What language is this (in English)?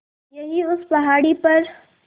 Hindi